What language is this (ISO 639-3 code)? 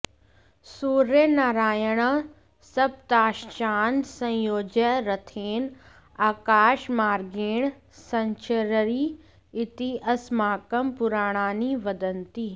san